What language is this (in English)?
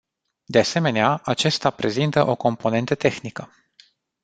Romanian